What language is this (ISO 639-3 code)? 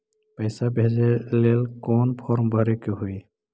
mag